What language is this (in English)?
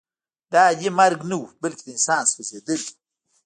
Pashto